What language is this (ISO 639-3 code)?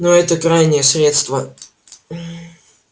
rus